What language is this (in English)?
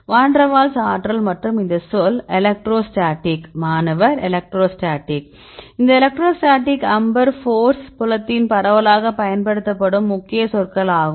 Tamil